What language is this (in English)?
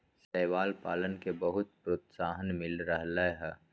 Magahi